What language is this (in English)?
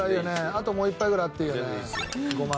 Japanese